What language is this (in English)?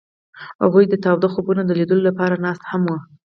Pashto